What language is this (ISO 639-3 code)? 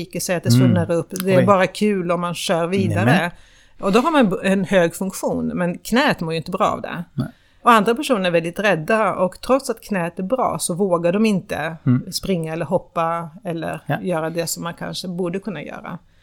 swe